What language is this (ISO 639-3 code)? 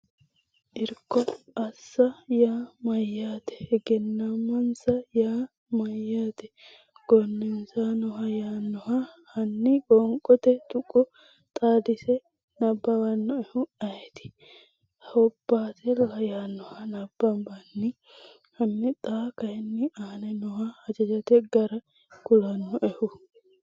sid